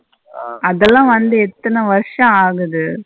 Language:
Tamil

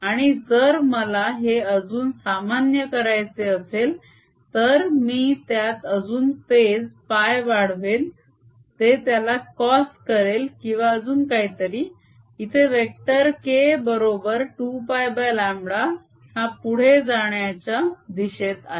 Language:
Marathi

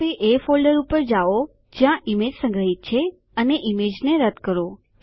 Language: Gujarati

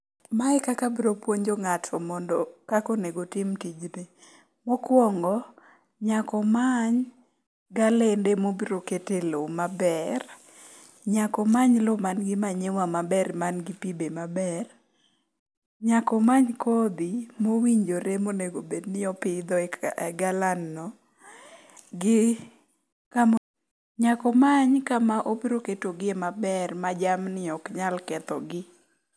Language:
Luo (Kenya and Tanzania)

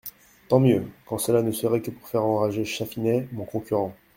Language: French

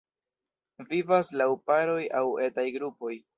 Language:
Esperanto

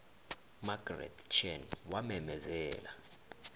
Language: South Ndebele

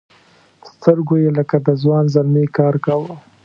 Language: Pashto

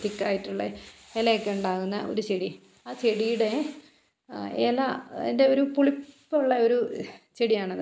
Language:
Malayalam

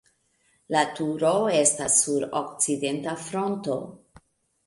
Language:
Esperanto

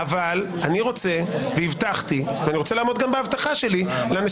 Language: Hebrew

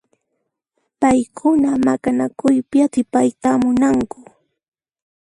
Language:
Puno Quechua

